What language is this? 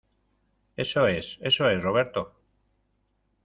Spanish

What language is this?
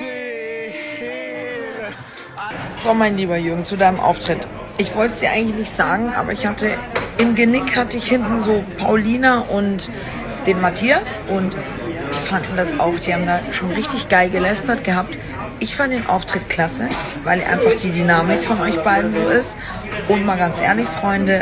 German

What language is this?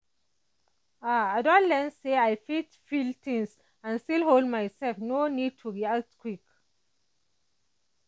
Nigerian Pidgin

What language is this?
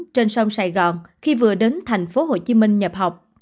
Vietnamese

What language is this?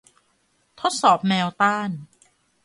Thai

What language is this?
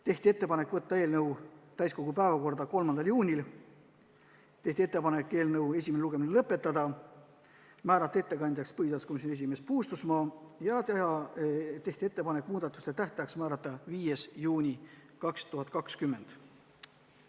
Estonian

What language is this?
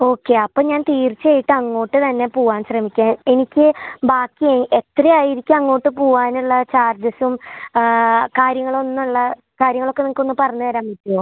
Malayalam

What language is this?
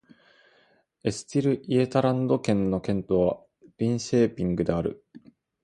Japanese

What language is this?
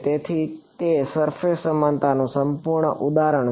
Gujarati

